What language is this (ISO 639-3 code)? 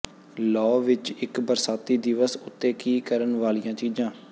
pan